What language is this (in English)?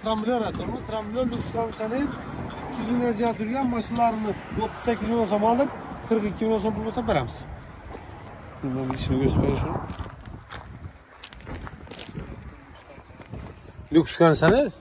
Turkish